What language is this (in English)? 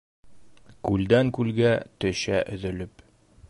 Bashkir